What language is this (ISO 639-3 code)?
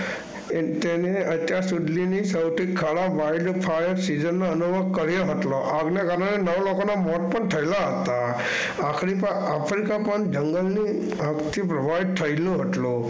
guj